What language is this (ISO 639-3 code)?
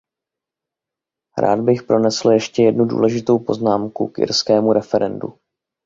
ces